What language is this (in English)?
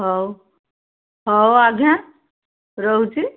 Odia